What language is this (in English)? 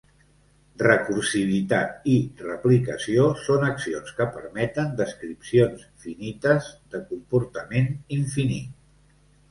Catalan